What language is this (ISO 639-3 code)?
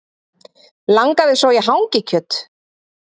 isl